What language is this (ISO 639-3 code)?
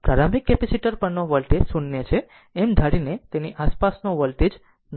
guj